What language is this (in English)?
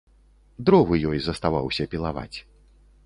Belarusian